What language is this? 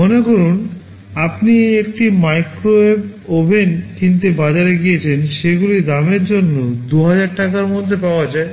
Bangla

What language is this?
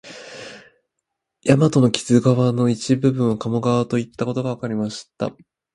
Japanese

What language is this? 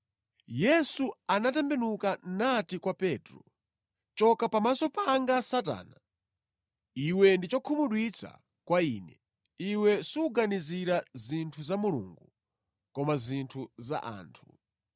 Nyanja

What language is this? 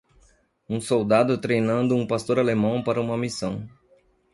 Portuguese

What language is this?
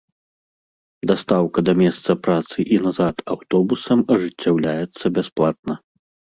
Belarusian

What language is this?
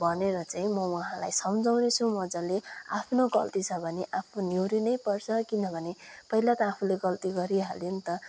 Nepali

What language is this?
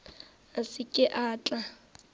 Northern Sotho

